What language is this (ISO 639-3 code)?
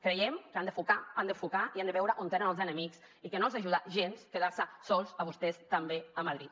cat